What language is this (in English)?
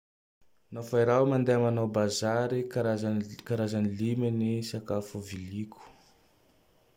Tandroy-Mahafaly Malagasy